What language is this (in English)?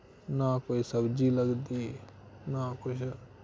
Dogri